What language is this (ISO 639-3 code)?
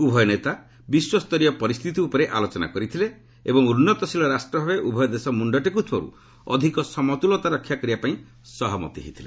ori